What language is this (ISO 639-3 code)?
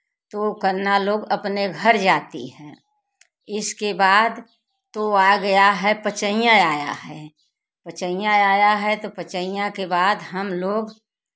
hin